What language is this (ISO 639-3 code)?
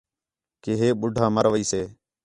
xhe